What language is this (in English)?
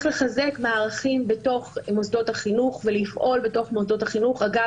Hebrew